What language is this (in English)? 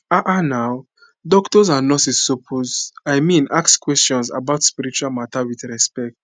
Nigerian Pidgin